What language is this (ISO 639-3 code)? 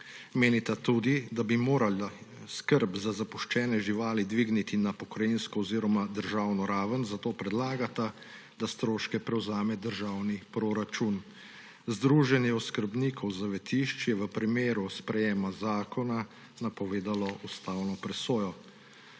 slv